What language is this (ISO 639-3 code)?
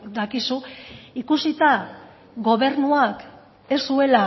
eus